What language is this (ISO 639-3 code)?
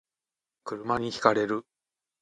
jpn